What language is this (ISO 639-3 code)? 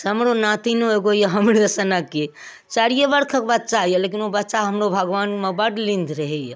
mai